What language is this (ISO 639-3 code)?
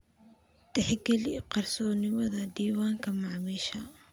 som